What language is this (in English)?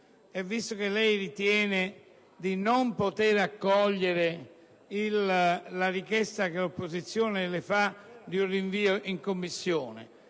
Italian